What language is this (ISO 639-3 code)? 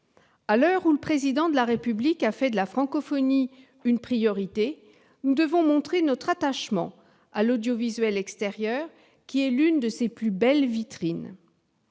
fra